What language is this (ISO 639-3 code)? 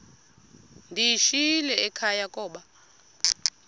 xho